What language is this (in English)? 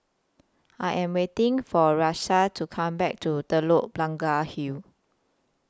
English